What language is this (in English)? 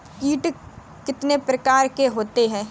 Hindi